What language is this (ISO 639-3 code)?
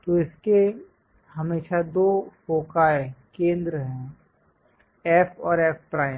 hin